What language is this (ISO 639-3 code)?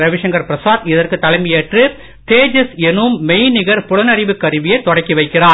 tam